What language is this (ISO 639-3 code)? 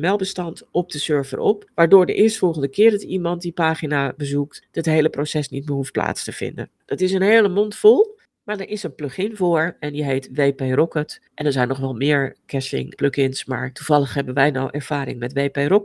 nld